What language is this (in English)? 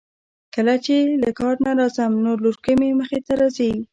Pashto